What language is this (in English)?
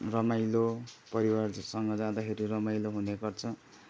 Nepali